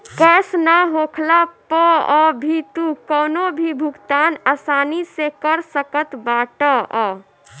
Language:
Bhojpuri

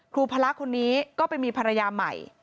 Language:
Thai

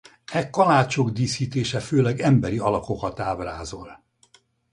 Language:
Hungarian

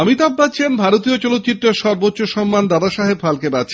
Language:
Bangla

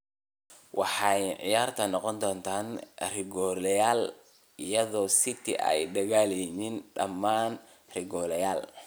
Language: Somali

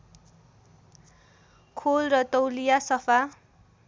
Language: Nepali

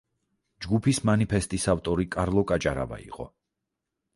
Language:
Georgian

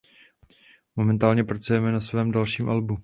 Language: Czech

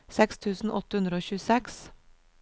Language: Norwegian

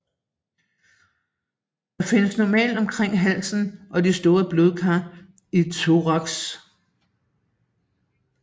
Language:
Danish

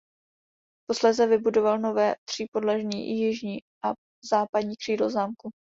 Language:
Czech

